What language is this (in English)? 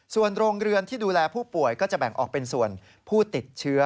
Thai